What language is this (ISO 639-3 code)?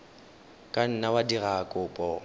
tsn